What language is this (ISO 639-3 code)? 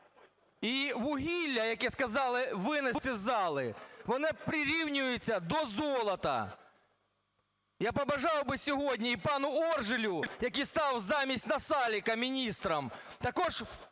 ukr